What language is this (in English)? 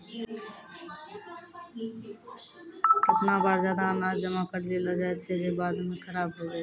Maithili